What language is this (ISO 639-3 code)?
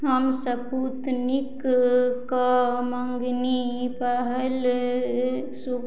mai